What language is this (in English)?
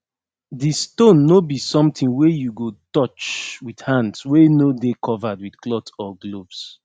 Nigerian Pidgin